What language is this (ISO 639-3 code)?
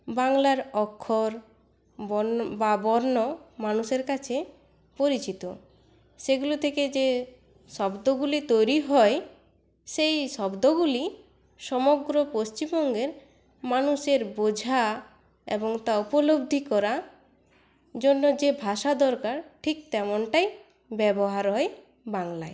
ben